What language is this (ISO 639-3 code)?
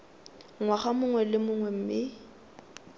tsn